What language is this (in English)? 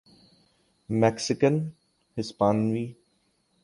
Urdu